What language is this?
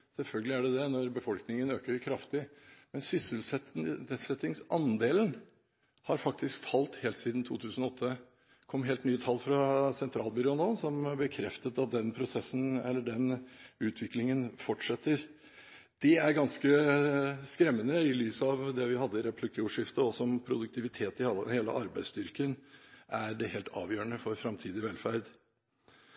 Norwegian Bokmål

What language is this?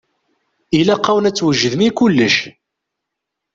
Kabyle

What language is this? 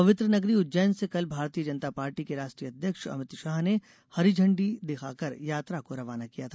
Hindi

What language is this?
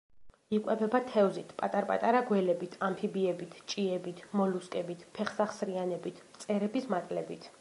Georgian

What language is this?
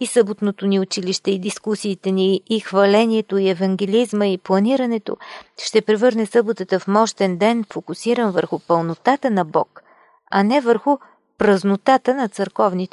Bulgarian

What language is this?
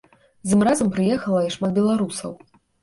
Belarusian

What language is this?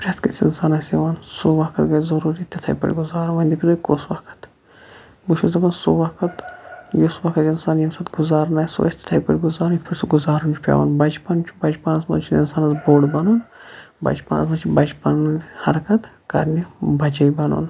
Kashmiri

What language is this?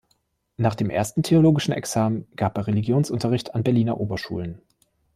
German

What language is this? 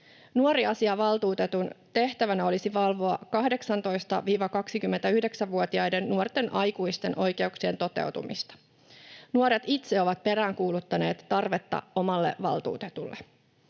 Finnish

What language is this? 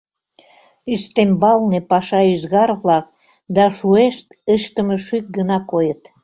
Mari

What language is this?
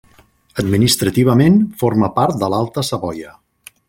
Catalan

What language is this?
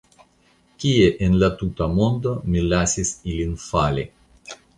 Esperanto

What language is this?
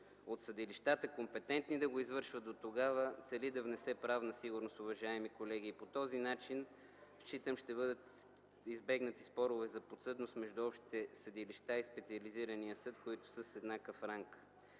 Bulgarian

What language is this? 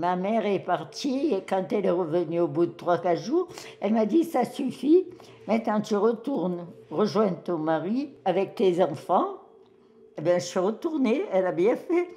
French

